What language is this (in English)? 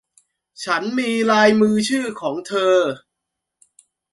Thai